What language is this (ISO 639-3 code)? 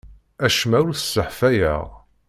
kab